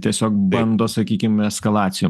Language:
Lithuanian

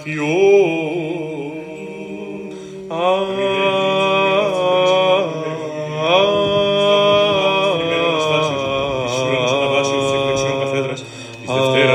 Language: Greek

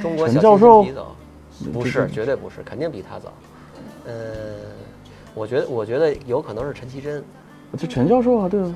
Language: Chinese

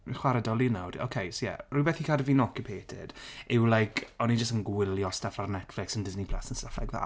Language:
Welsh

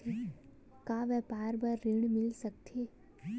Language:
Chhattisgarhi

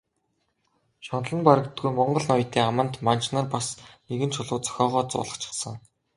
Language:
Mongolian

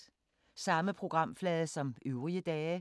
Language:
Danish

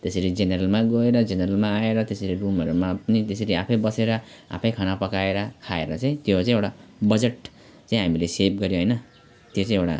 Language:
Nepali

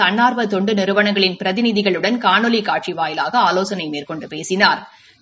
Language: Tamil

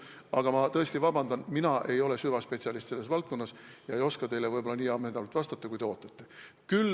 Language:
Estonian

